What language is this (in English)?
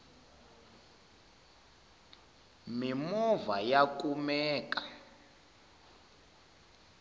Tsonga